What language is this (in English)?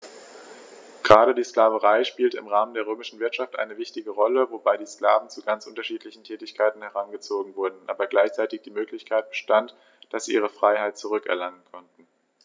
German